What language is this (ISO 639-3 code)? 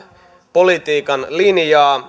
fin